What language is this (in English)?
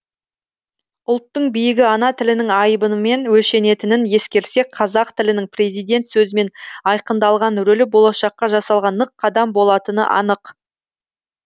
Kazakh